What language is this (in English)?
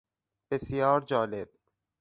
Persian